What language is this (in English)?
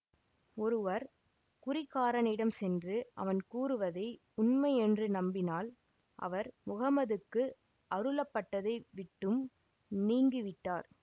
Tamil